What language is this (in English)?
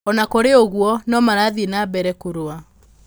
Kikuyu